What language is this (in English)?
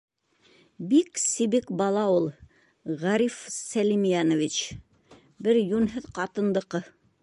Bashkir